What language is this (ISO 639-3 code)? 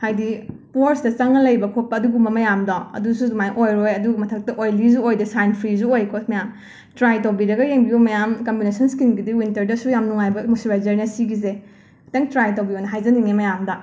mni